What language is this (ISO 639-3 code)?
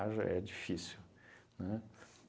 por